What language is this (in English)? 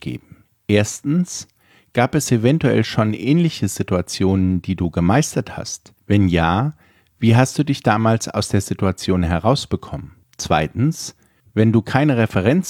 German